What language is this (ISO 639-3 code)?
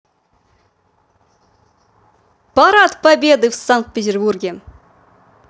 rus